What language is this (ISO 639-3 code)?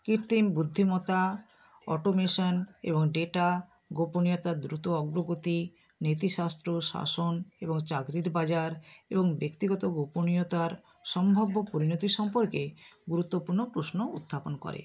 ben